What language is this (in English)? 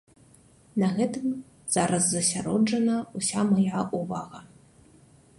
Belarusian